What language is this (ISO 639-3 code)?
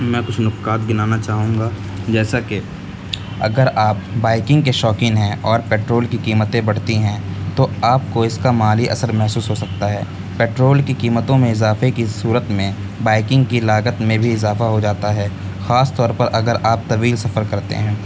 urd